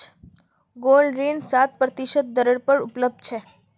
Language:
Magahi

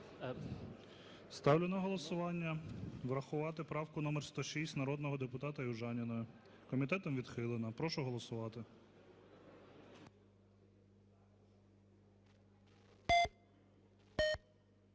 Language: Ukrainian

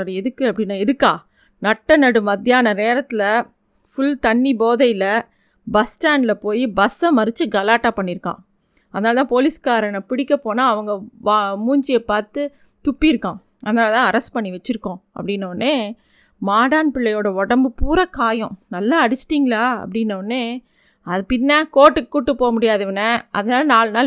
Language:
Tamil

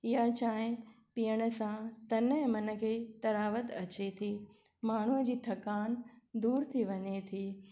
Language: Sindhi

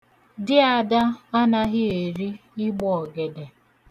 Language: Igbo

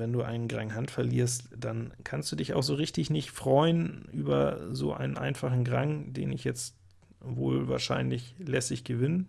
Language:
German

